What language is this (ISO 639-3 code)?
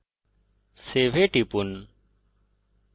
ben